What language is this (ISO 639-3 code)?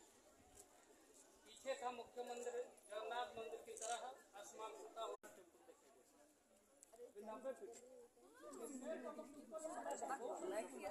hin